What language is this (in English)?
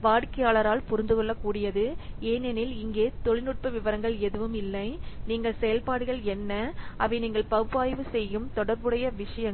Tamil